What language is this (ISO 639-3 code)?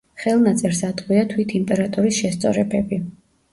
kat